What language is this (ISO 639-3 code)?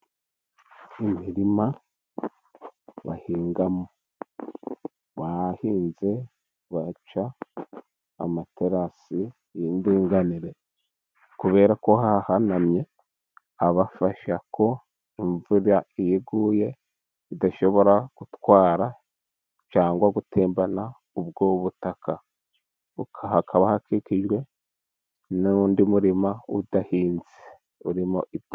kin